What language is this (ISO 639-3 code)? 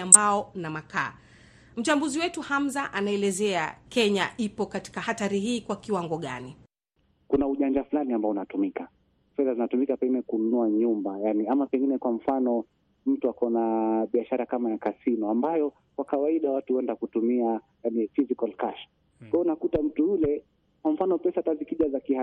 swa